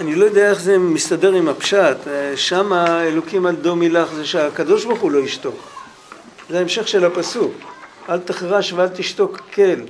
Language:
Hebrew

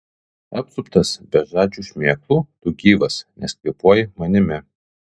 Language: Lithuanian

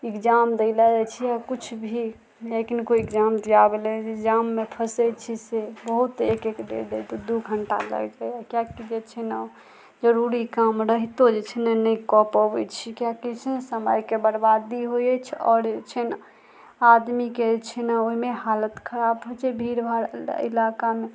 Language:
Maithili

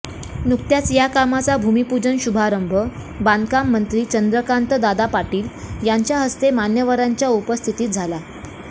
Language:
Marathi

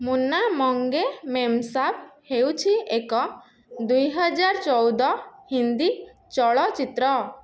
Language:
Odia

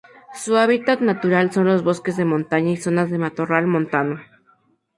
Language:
Spanish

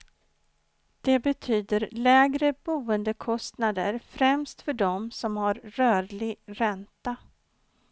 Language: Swedish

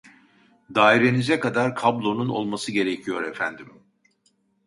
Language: Turkish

